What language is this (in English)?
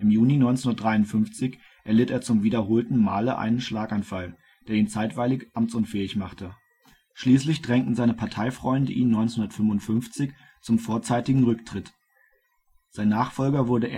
German